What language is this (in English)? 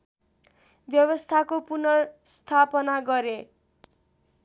Nepali